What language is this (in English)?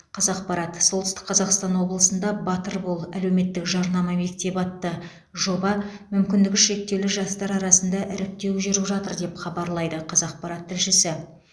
Kazakh